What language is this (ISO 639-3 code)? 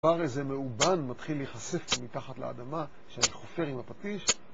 heb